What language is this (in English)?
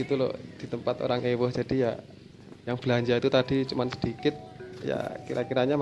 Indonesian